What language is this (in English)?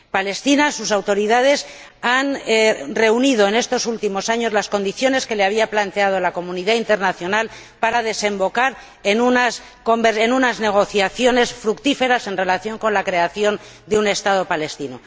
Spanish